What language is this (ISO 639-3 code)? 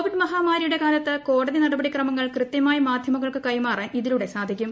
mal